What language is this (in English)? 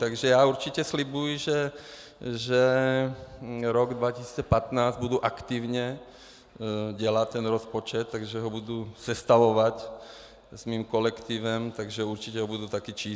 Czech